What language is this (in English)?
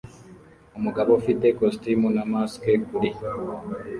Kinyarwanda